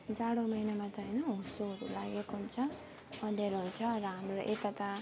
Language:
Nepali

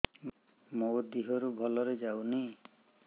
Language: Odia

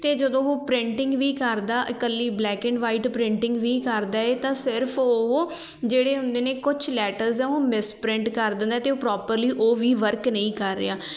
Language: Punjabi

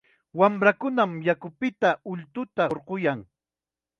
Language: Chiquián Ancash Quechua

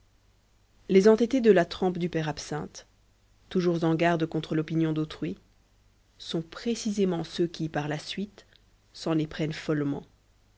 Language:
French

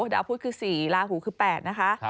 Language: Thai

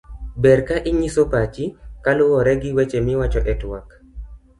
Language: Luo (Kenya and Tanzania)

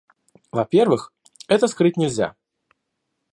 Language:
Russian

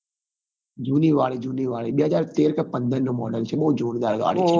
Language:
Gujarati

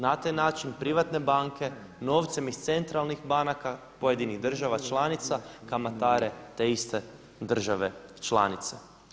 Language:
Croatian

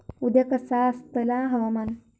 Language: Marathi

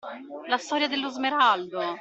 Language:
Italian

